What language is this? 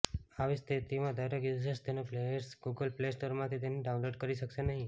Gujarati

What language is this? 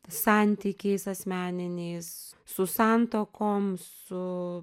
Lithuanian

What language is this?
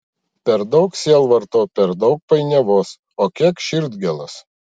Lithuanian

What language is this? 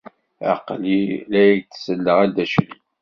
Kabyle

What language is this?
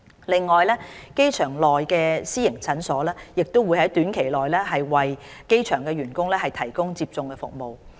Cantonese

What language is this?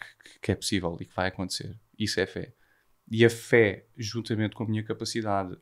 Portuguese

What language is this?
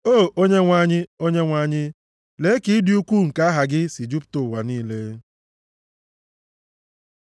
Igbo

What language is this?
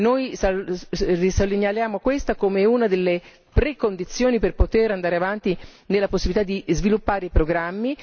Italian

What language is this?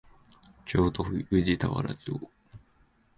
Japanese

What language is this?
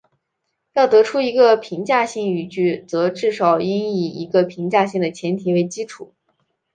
Chinese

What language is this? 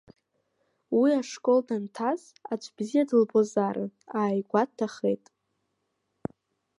Abkhazian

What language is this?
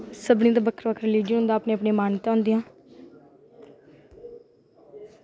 Dogri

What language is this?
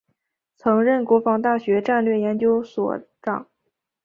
Chinese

